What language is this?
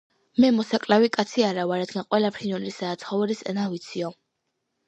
Georgian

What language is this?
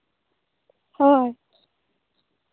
Santali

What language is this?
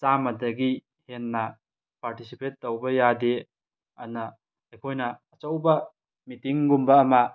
Manipuri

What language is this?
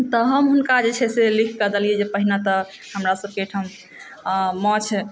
Maithili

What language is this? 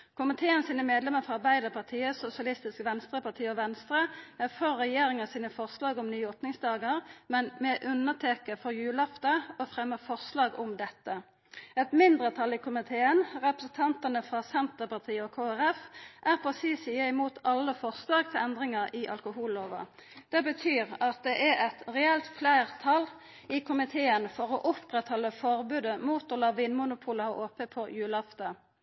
Norwegian Nynorsk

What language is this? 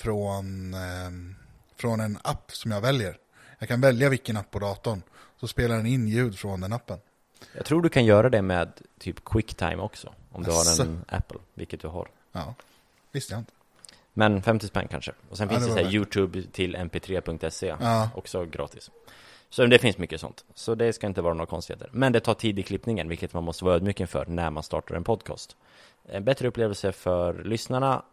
Swedish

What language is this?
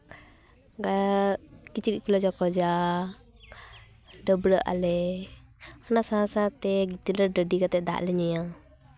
Santali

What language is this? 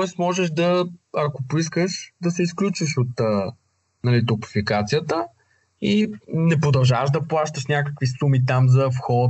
Bulgarian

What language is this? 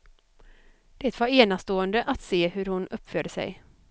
Swedish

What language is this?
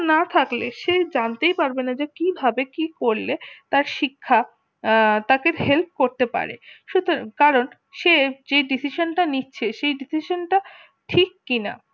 Bangla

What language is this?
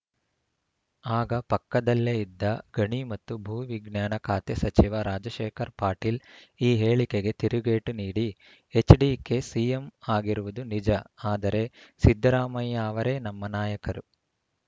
Kannada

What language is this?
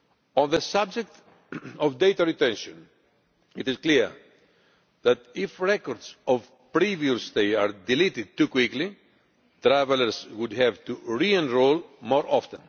English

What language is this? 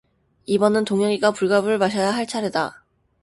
Korean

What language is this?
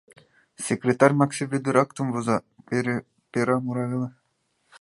Mari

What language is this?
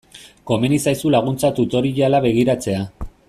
Basque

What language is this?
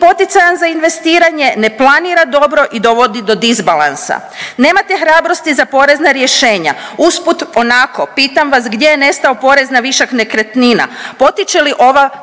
Croatian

